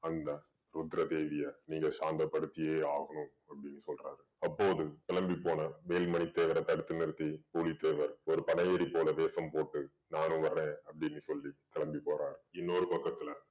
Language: Tamil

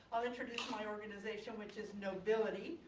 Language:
English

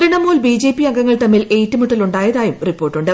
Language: Malayalam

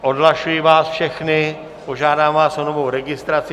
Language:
Czech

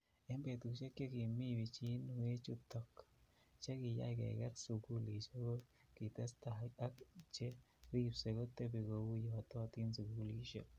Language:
Kalenjin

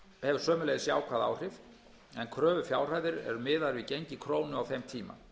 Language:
Icelandic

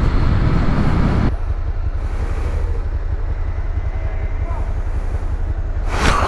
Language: French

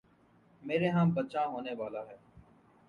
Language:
Urdu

